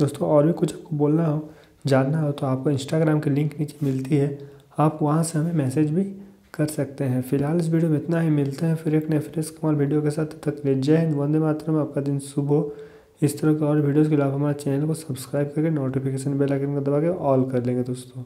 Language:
Hindi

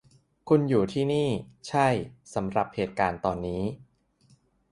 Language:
Thai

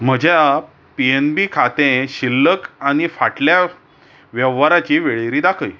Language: Konkani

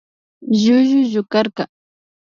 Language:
Imbabura Highland Quichua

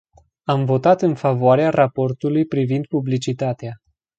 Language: Romanian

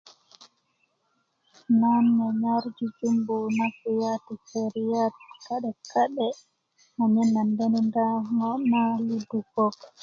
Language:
Kuku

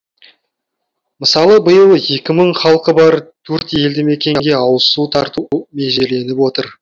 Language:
Kazakh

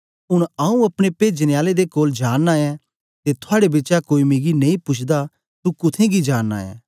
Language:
Dogri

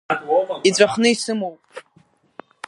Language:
Abkhazian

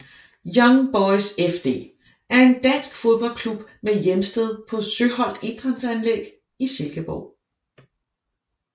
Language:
Danish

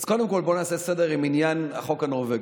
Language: Hebrew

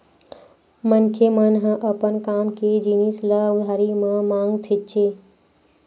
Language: Chhattisgarhi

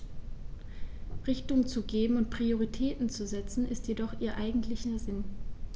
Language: German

